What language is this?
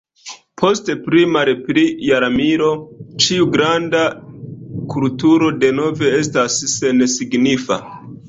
Esperanto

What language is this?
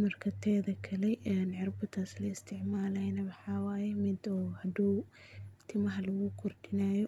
Somali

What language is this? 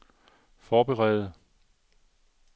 Danish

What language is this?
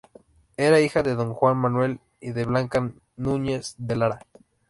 Spanish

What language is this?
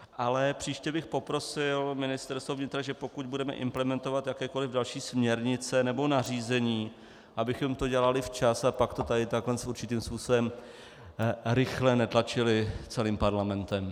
Czech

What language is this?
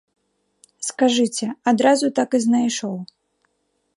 Belarusian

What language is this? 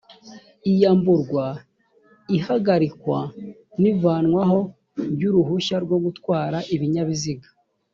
Kinyarwanda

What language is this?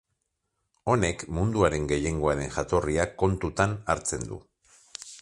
Basque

